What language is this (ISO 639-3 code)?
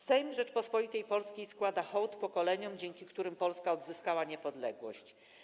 pol